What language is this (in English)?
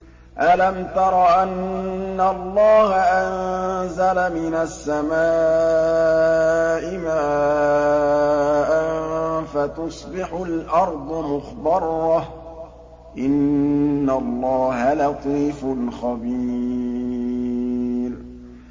Arabic